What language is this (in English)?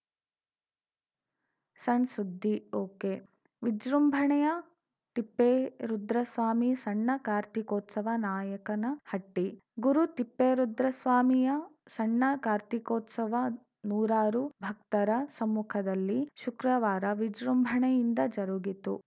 Kannada